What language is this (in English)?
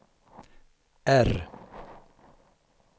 Swedish